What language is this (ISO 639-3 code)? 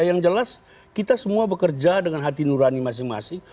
ind